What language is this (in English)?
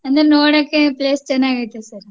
Kannada